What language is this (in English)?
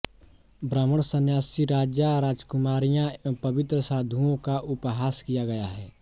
Hindi